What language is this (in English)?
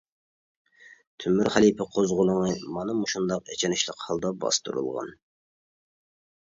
Uyghur